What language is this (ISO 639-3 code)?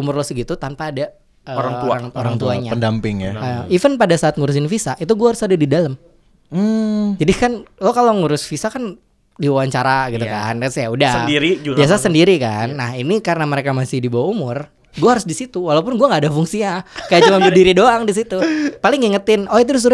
ind